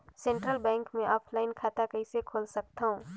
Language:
Chhattisgarhi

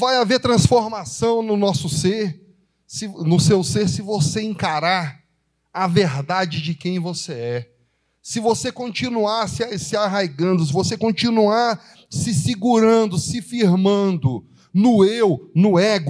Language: Portuguese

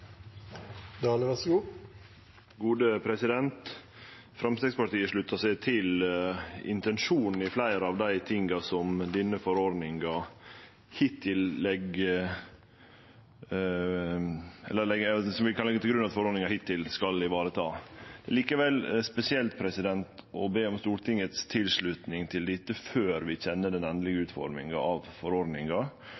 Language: Norwegian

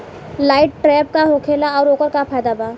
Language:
Bhojpuri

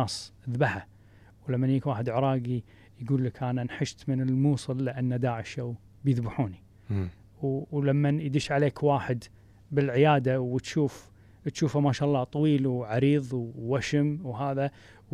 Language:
Arabic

